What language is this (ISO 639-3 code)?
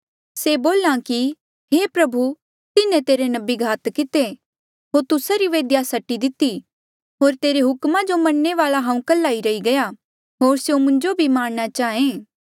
mjl